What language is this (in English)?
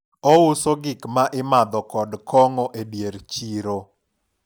Luo (Kenya and Tanzania)